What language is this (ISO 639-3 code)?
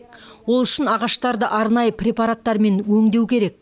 kaz